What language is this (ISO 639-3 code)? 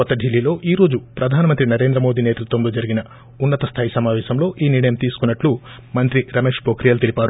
tel